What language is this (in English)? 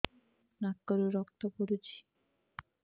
Odia